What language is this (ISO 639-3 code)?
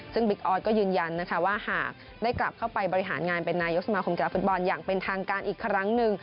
tha